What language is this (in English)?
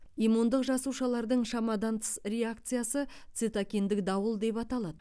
Kazakh